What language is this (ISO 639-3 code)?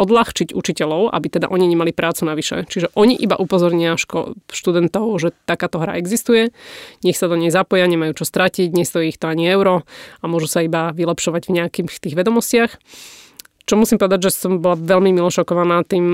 slk